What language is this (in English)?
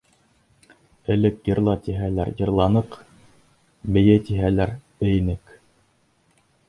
Bashkir